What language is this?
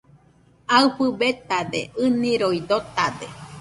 Nüpode Huitoto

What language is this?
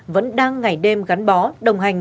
Vietnamese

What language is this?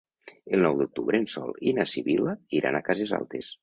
Catalan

